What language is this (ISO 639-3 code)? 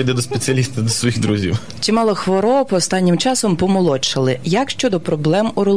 ukr